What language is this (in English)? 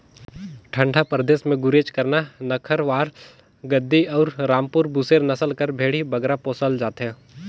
Chhattisgarhi